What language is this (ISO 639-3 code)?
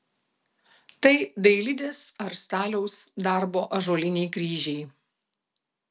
lit